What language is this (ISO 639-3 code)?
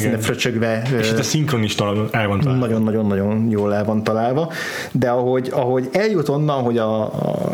hun